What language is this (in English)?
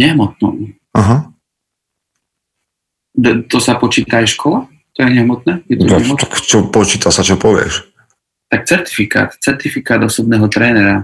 Slovak